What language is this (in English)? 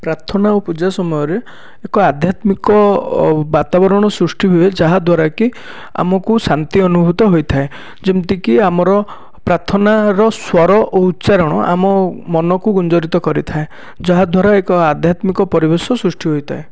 Odia